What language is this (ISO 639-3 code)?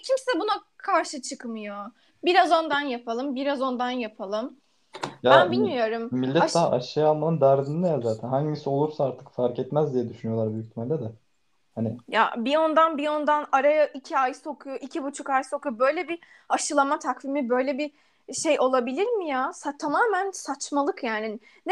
tur